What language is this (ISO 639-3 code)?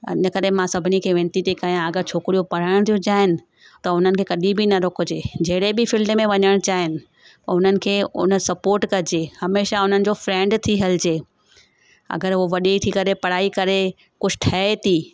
snd